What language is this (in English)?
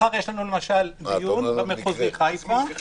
Hebrew